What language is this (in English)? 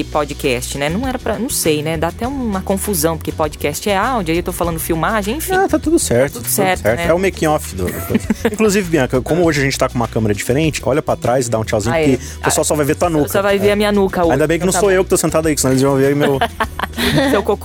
Portuguese